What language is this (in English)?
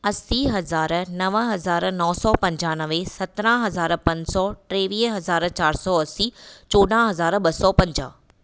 Sindhi